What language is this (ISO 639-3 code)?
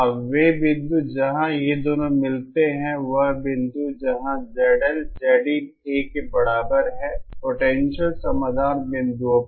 hin